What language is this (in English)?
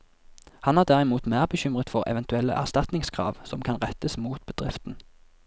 Norwegian